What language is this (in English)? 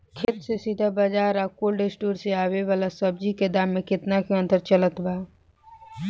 Bhojpuri